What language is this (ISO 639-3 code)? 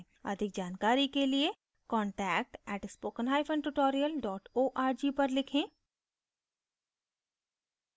hin